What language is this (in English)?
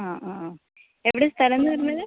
Malayalam